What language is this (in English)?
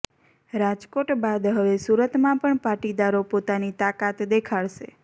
Gujarati